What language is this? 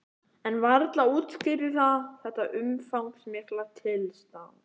Icelandic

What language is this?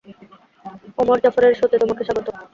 Bangla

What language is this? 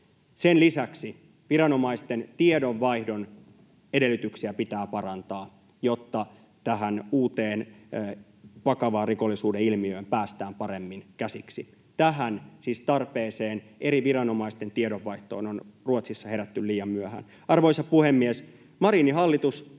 Finnish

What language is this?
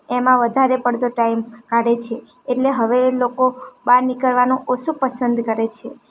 Gujarati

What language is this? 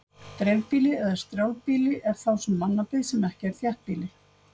Icelandic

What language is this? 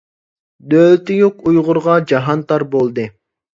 Uyghur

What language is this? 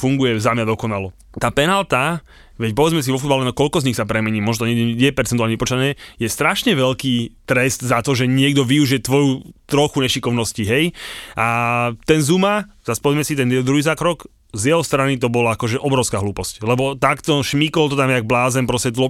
Slovak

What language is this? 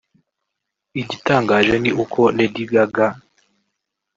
Kinyarwanda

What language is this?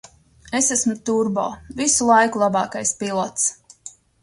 Latvian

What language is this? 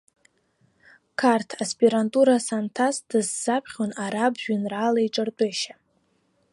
Abkhazian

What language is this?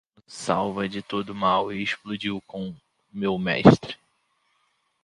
Portuguese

